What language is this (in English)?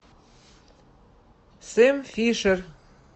Russian